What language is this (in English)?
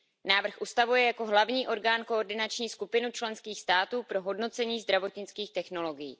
Czech